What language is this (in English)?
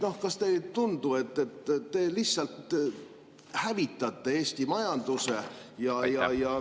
Estonian